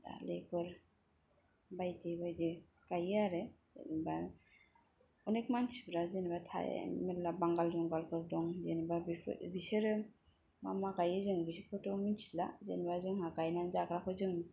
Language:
Bodo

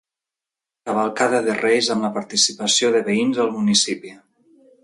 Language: Catalan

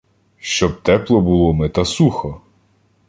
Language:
Ukrainian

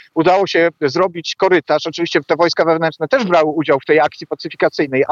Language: Polish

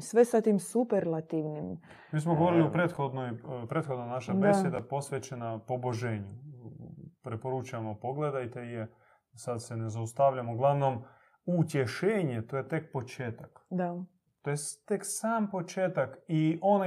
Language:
Croatian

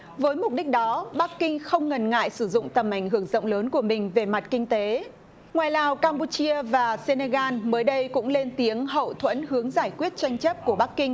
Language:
Vietnamese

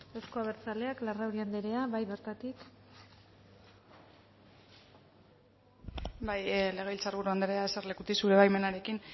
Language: Basque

